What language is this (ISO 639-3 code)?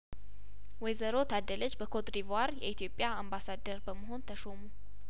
amh